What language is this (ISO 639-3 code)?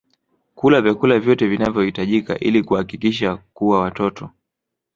swa